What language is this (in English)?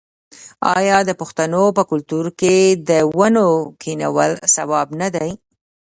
Pashto